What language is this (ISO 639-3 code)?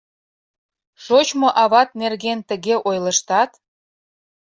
chm